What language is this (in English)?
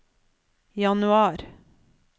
Norwegian